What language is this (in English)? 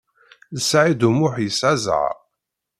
Kabyle